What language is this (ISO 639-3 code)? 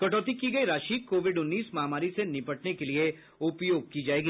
hin